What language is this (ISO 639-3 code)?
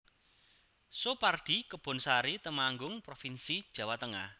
jav